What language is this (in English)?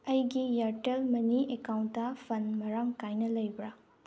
Manipuri